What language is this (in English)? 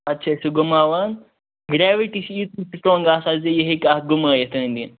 Kashmiri